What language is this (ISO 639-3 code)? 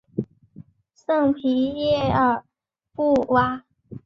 zho